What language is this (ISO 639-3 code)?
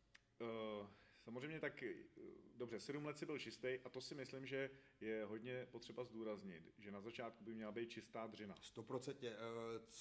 ces